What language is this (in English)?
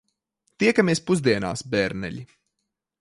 Latvian